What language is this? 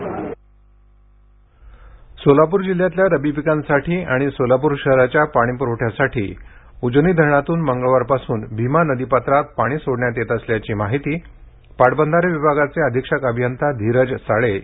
Marathi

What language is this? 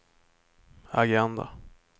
Swedish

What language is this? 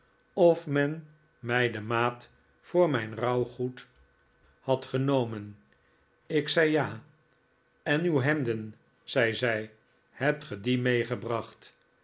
Dutch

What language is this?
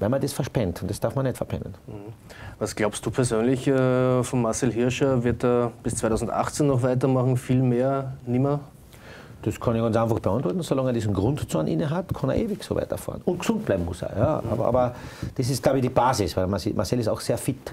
German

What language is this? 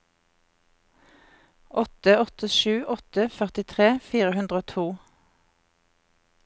Norwegian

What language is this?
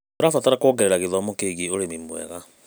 Kikuyu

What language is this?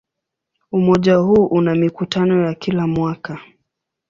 Swahili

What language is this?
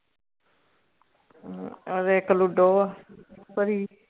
Punjabi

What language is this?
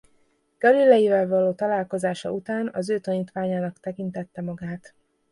Hungarian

